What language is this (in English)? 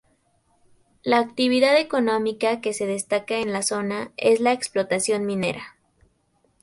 Spanish